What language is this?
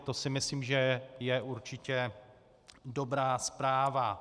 Czech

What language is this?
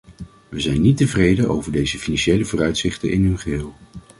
Dutch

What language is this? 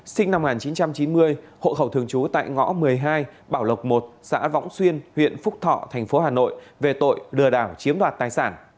Vietnamese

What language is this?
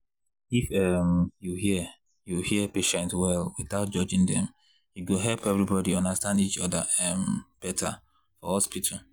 Nigerian Pidgin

